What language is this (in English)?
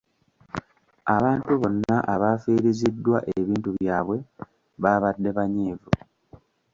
Ganda